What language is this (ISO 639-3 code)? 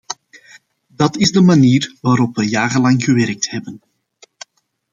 nld